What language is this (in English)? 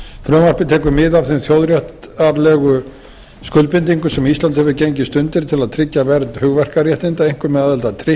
Icelandic